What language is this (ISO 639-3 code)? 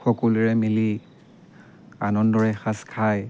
asm